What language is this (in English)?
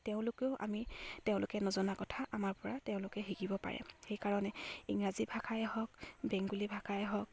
Assamese